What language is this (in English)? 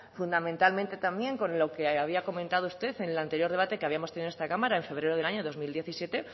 Spanish